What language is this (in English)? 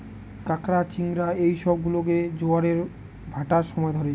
Bangla